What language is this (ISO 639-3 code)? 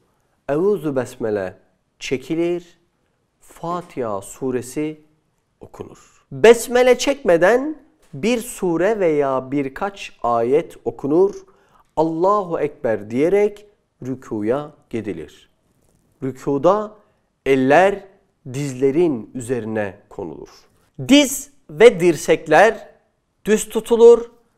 tur